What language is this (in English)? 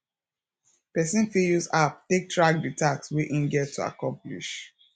Nigerian Pidgin